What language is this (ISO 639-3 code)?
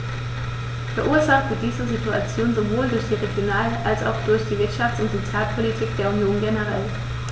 deu